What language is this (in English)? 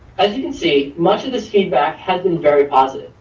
English